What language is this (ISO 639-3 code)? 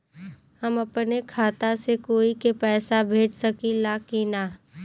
bho